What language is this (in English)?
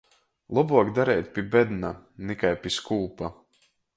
Latgalian